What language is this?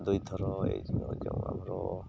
Odia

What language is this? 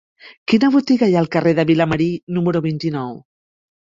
Catalan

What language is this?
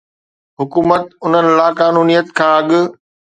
Sindhi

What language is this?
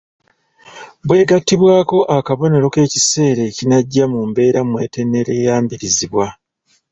Ganda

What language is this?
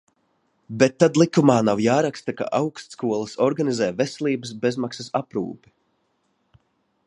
Latvian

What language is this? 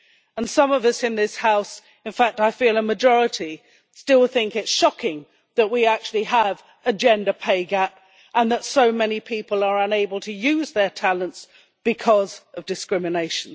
English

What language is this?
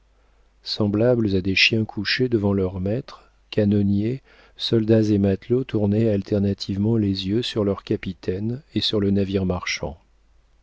French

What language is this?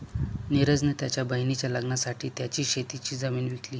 Marathi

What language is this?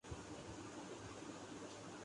Urdu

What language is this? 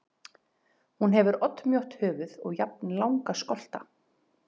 Icelandic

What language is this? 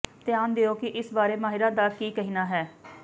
Punjabi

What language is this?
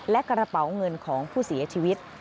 Thai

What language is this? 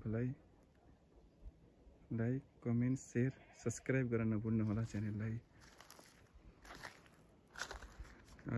Russian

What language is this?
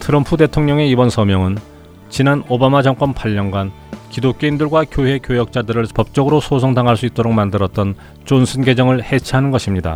Korean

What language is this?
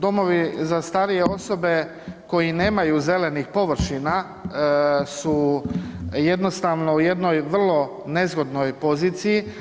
Croatian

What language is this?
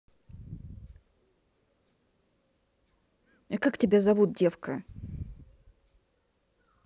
Russian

